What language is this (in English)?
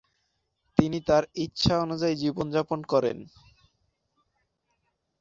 Bangla